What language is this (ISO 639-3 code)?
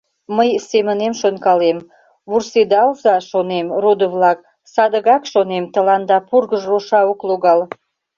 chm